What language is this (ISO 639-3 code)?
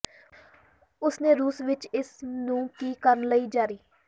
pan